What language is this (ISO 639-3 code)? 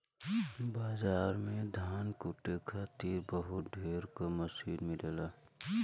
bho